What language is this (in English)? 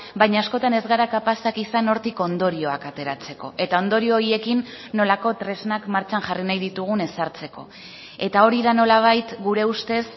Basque